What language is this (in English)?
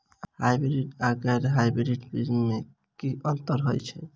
Maithili